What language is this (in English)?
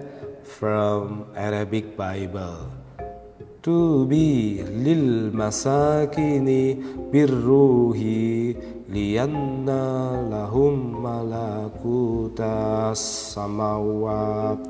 Indonesian